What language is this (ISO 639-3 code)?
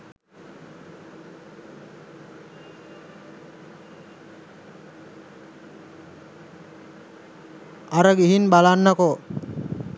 sin